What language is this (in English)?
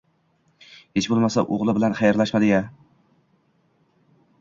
Uzbek